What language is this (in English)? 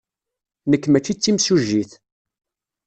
Kabyle